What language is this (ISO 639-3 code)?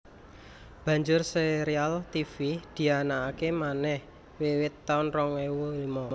jav